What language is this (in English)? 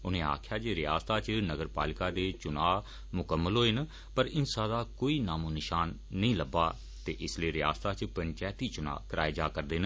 Dogri